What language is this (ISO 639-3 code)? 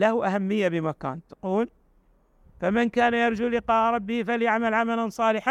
ara